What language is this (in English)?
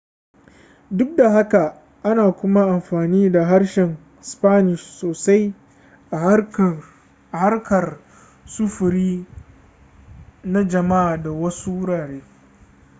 Hausa